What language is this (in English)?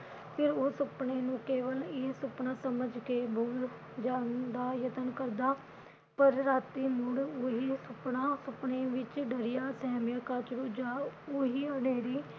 Punjabi